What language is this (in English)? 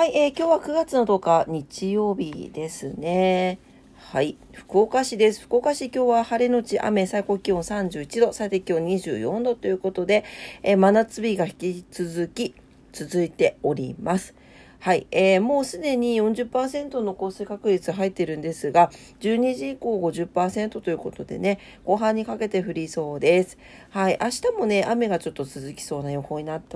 Japanese